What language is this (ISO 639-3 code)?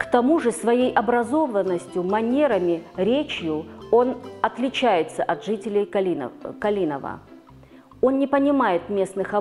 rus